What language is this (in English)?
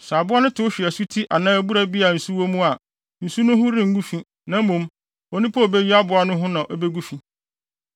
Akan